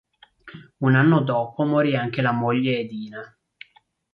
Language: Italian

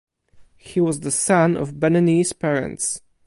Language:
English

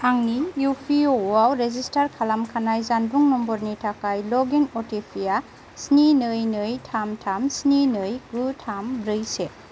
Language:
Bodo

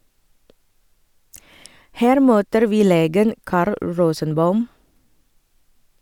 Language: Norwegian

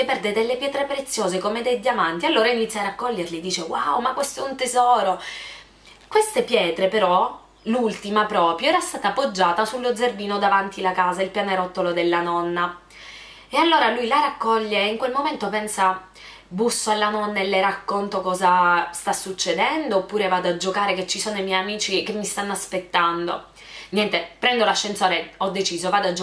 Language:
Italian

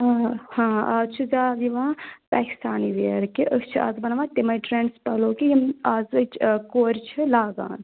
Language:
Kashmiri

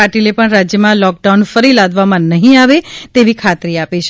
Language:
Gujarati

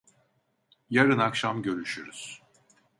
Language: Turkish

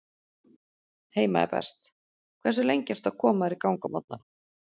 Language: Icelandic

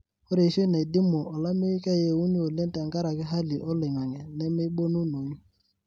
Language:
Masai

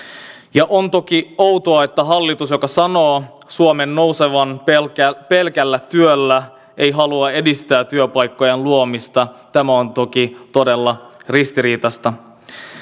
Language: Finnish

